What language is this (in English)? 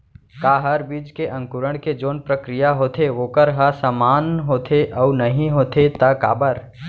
Chhattisgarhi